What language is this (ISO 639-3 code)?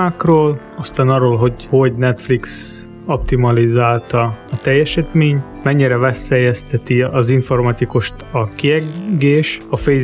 hun